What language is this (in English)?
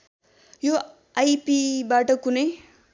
Nepali